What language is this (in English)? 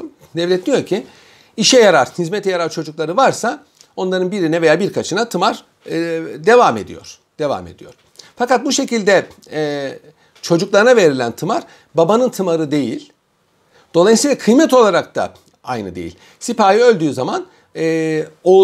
Turkish